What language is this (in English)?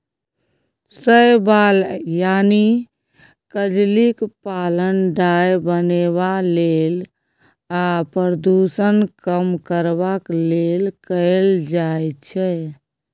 Maithili